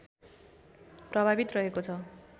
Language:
Nepali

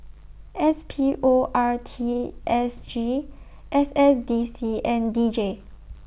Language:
English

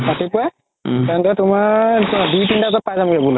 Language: Assamese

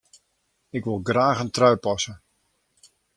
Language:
Western Frisian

